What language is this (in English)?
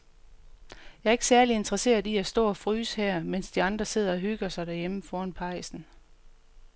Danish